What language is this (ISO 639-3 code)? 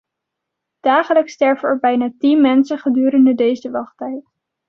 nld